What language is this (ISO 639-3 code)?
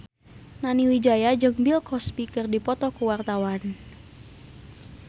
sun